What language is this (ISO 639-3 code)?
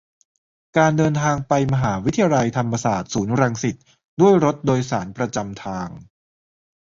tha